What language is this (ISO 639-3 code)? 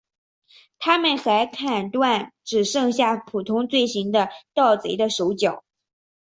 zho